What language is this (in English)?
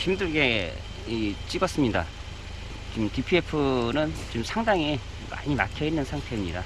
Korean